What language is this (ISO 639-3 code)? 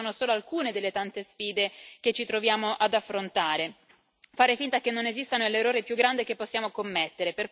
ita